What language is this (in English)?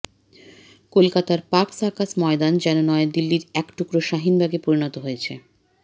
Bangla